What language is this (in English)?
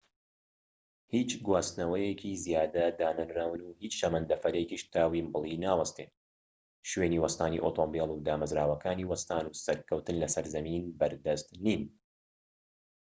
Central Kurdish